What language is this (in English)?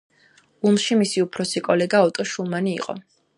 Georgian